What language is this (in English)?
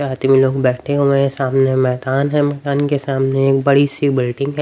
Hindi